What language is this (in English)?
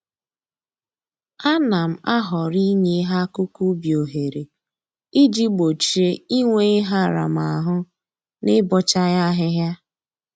Igbo